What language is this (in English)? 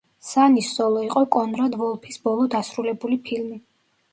Georgian